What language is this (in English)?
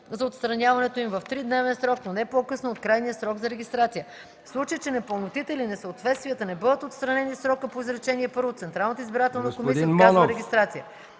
Bulgarian